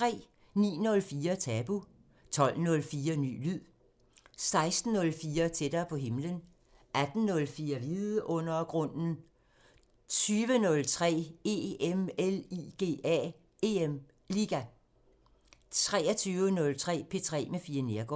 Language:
Danish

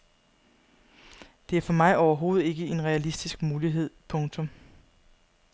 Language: Danish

